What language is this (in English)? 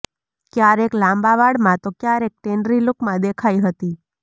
Gujarati